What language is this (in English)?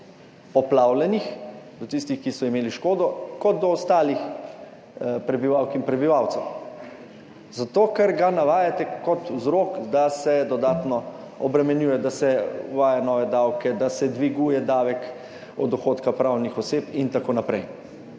Slovenian